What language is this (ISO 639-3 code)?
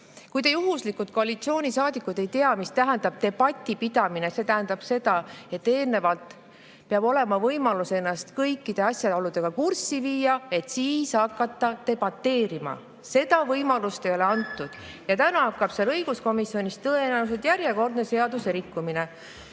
est